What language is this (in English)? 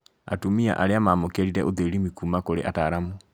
Kikuyu